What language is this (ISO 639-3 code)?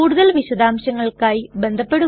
mal